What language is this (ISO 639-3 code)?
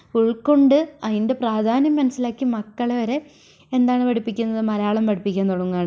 mal